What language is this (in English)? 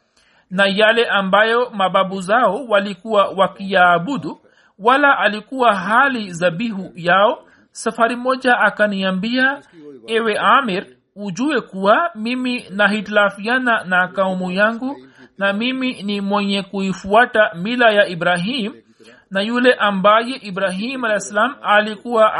Swahili